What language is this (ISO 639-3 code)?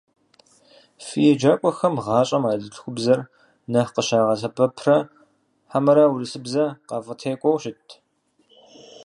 kbd